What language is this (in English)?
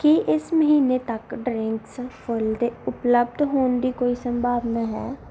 Punjabi